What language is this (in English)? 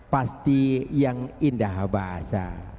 Indonesian